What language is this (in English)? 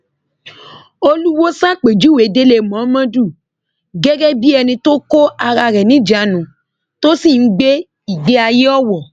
Yoruba